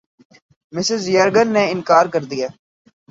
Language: Urdu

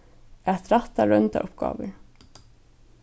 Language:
Faroese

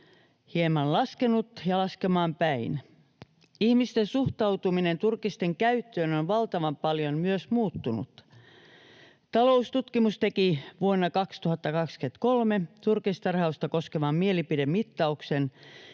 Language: Finnish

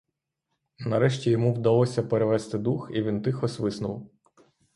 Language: Ukrainian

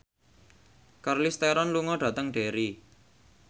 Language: Javanese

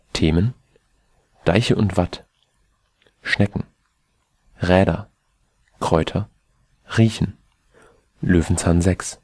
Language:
German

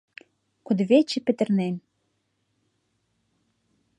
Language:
Mari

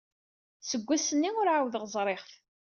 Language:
Kabyle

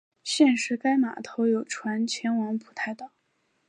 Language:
Chinese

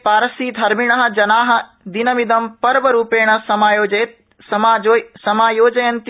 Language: Sanskrit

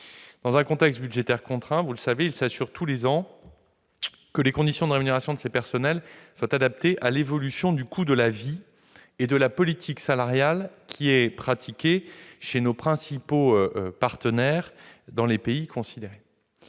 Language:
French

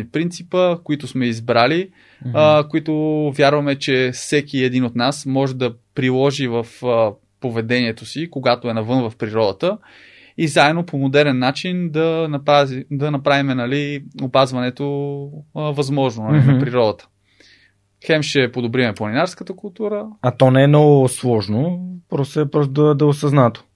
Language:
Bulgarian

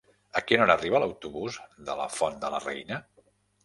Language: Catalan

